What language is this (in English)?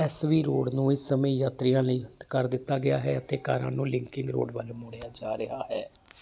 Punjabi